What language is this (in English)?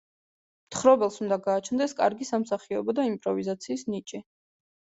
Georgian